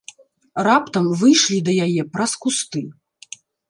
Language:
Belarusian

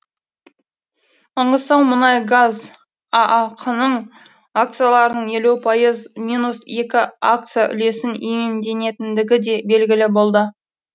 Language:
Kazakh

